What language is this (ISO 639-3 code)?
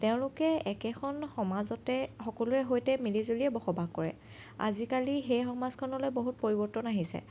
asm